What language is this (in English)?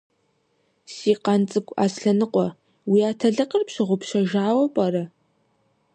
Kabardian